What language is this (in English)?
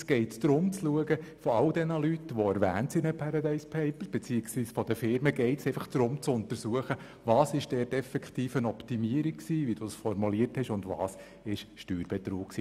Swiss German